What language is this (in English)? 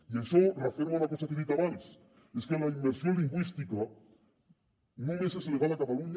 Catalan